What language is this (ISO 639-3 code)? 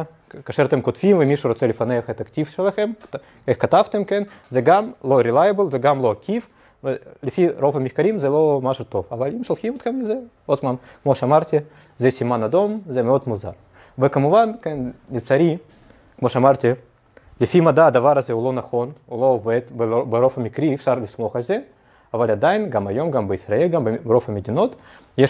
heb